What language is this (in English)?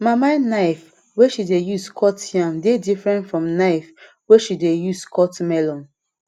Nigerian Pidgin